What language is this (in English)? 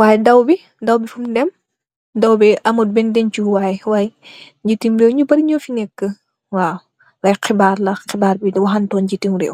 Wolof